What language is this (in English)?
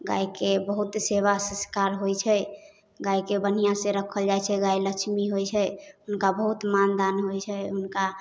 Maithili